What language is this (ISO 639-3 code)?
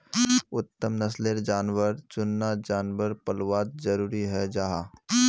mag